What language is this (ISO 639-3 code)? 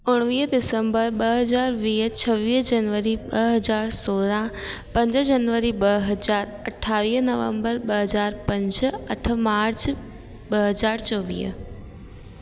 snd